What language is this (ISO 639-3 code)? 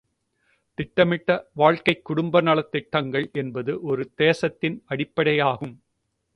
tam